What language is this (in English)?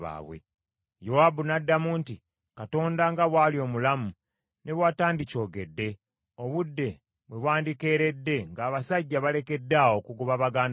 Ganda